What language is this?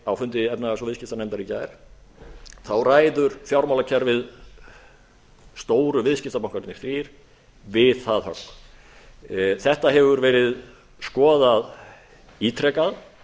Icelandic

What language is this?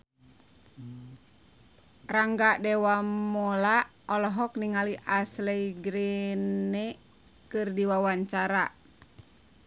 Sundanese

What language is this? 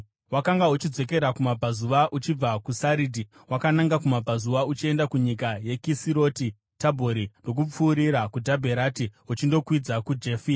Shona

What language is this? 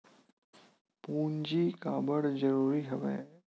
Chhattisgarhi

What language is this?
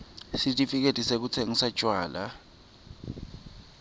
Swati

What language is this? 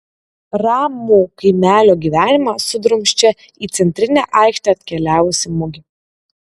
Lithuanian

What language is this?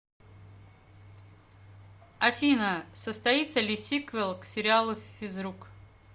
Russian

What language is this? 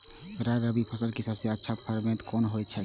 Maithili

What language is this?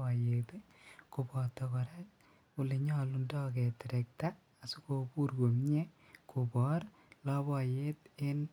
Kalenjin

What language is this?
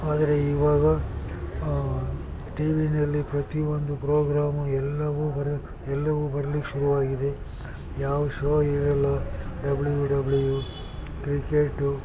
Kannada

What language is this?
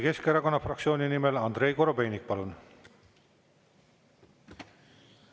Estonian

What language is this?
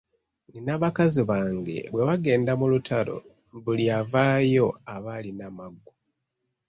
Ganda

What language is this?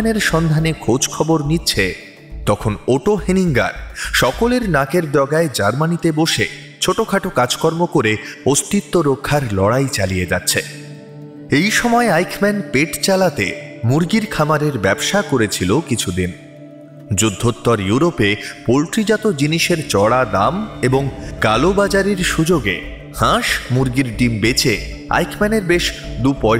Bangla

